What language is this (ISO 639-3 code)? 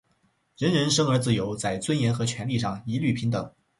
zho